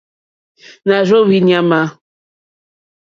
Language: Mokpwe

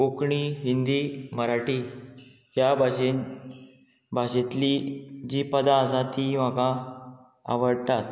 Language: Konkani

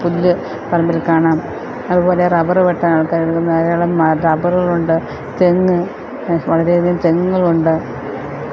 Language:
Malayalam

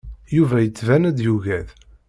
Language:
Kabyle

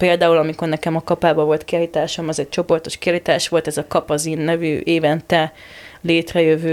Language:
Hungarian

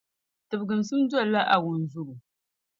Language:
Dagbani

